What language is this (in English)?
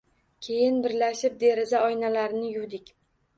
Uzbek